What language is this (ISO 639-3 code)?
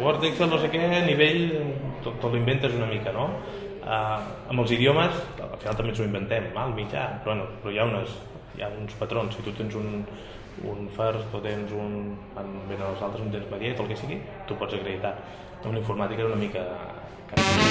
cat